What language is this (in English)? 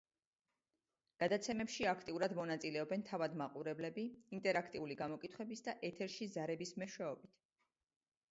Georgian